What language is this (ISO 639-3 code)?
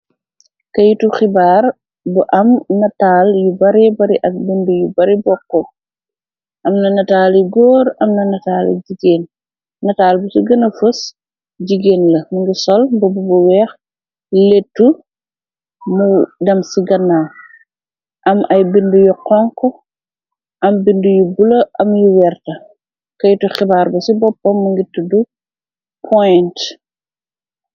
wol